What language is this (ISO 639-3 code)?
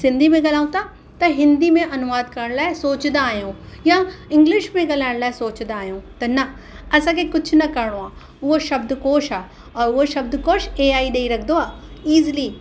snd